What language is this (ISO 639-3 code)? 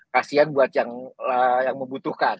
ind